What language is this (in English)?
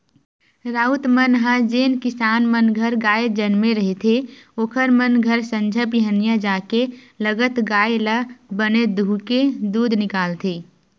Chhattisgarhi